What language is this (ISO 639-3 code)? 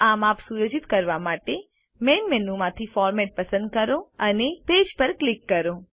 guj